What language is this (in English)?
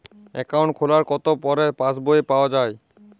Bangla